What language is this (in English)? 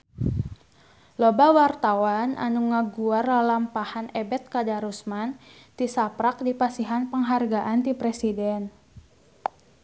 Sundanese